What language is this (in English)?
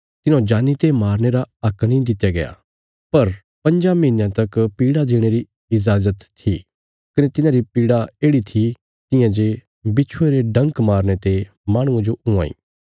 Bilaspuri